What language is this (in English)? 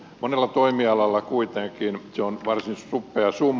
Finnish